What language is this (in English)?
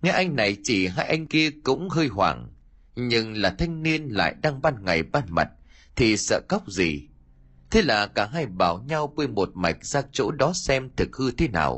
Vietnamese